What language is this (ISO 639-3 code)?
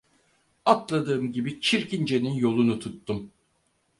tur